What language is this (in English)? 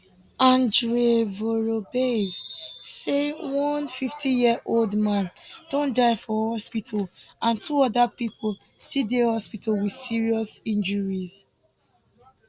Nigerian Pidgin